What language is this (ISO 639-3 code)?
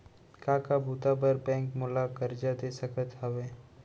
hne